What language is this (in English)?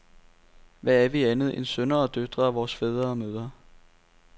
Danish